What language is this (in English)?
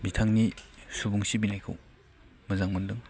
Bodo